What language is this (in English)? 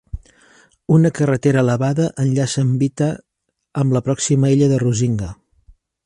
Catalan